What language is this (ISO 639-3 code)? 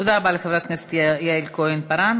heb